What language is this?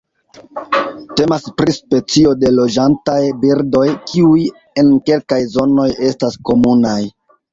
Esperanto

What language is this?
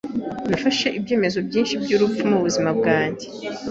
Kinyarwanda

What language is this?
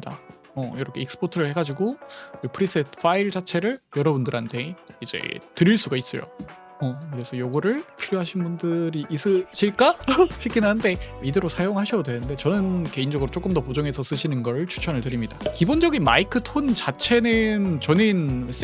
Korean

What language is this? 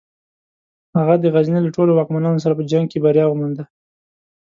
Pashto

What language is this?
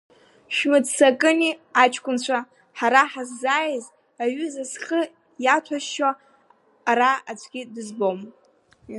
Abkhazian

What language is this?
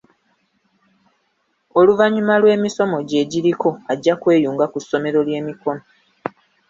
Ganda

